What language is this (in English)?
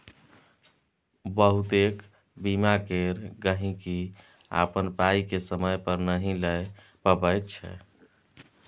Maithili